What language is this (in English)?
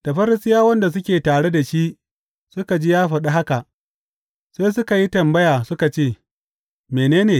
Hausa